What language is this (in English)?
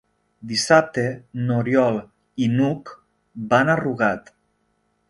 Catalan